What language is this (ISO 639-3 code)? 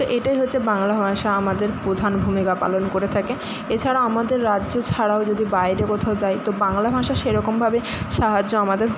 ben